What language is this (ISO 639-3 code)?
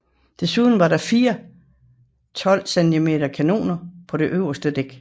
dan